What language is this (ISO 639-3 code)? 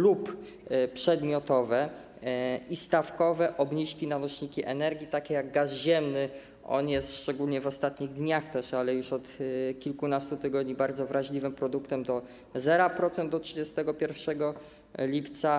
pol